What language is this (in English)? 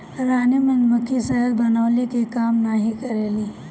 Bhojpuri